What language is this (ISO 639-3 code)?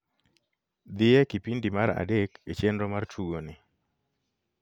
luo